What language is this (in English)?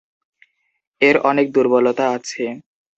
Bangla